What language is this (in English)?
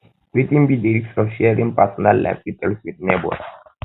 Nigerian Pidgin